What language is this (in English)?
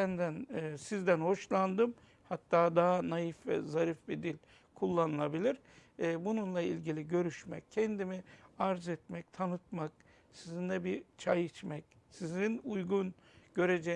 Turkish